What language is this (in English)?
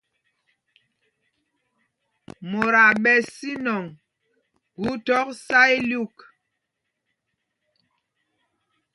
Mpumpong